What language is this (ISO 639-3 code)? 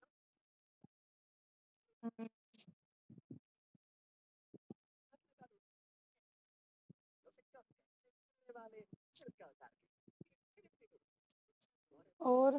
pan